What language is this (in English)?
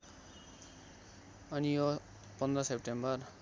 Nepali